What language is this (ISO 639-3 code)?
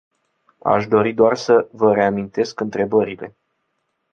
ron